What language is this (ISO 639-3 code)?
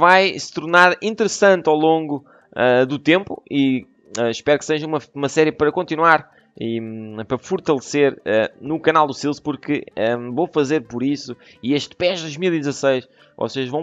por